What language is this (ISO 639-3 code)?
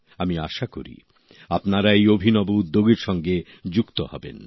ben